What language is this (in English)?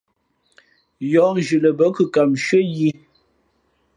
Fe'fe'